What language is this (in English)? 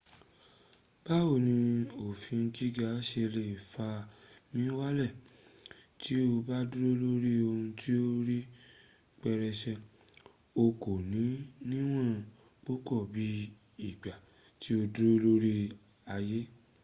Yoruba